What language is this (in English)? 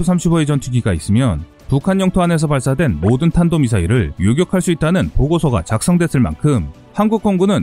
Korean